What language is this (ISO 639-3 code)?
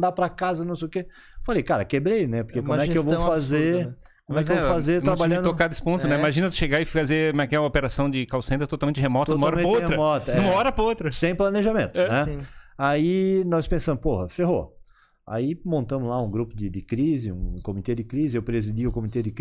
por